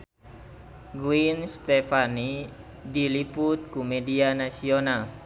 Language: Sundanese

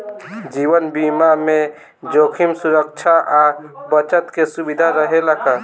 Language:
Bhojpuri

